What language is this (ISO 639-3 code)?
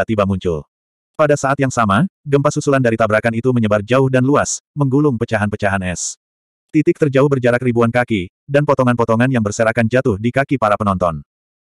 ind